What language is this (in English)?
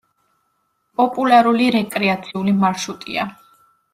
Georgian